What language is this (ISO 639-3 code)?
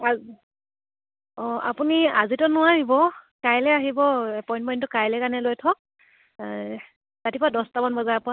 asm